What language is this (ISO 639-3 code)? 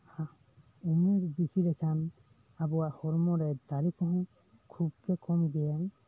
sat